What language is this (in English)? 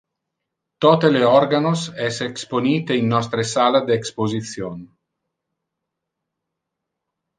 Interlingua